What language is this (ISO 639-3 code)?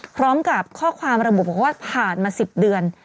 tha